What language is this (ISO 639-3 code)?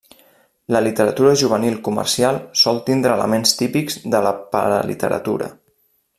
cat